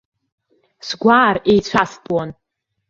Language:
Abkhazian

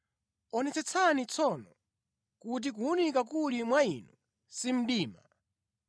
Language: Nyanja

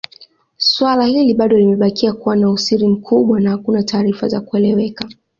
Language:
Swahili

